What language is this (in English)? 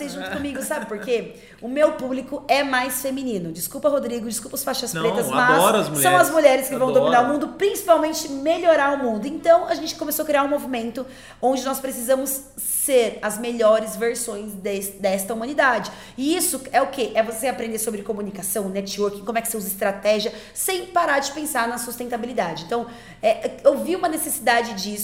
Portuguese